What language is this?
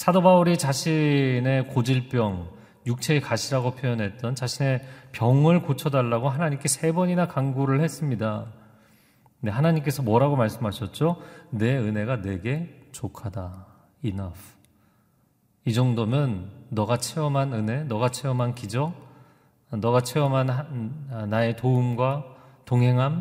Korean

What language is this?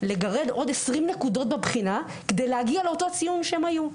Hebrew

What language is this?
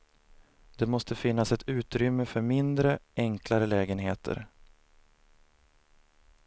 Swedish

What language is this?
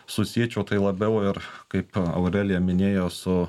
Lithuanian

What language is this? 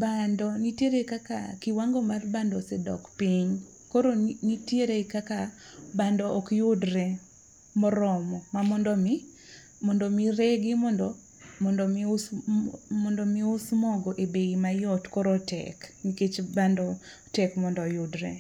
Luo (Kenya and Tanzania)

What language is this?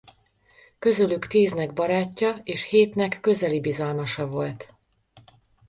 Hungarian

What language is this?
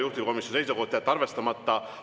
Estonian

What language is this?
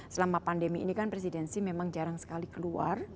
Indonesian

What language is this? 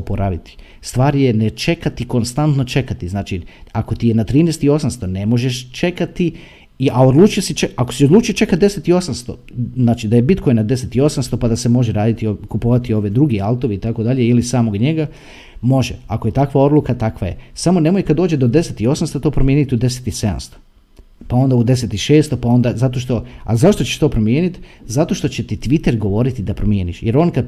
Croatian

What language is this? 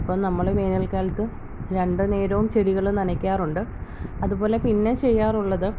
Malayalam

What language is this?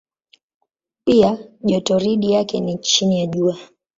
Swahili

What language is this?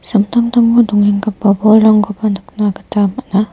Garo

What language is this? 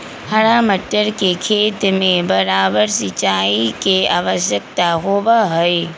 Magahi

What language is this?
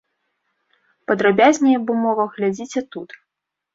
Belarusian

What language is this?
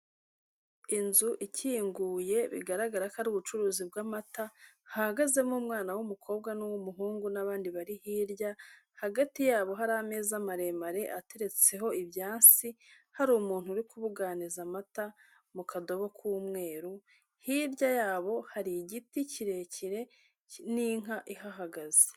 Kinyarwanda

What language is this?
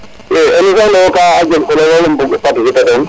Serer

